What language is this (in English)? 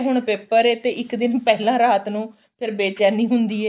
Punjabi